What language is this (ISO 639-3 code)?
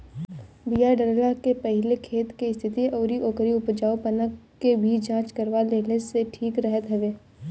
bho